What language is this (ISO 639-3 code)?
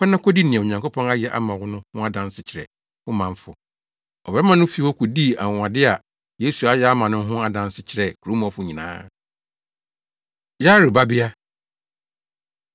aka